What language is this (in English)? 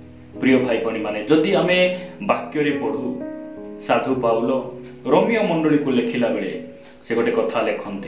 Italian